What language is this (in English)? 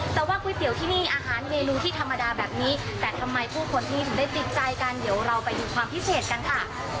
Thai